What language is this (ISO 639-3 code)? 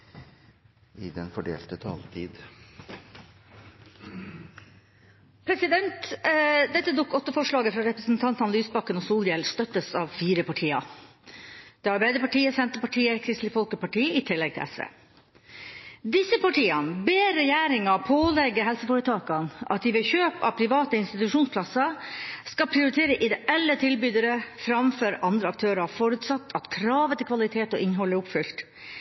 nor